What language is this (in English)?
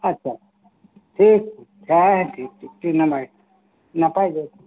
Santali